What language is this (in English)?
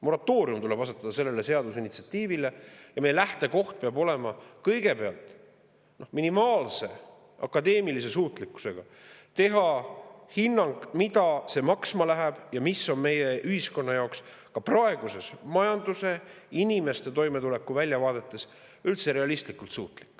Estonian